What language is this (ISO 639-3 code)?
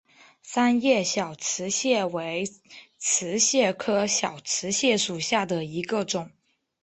zho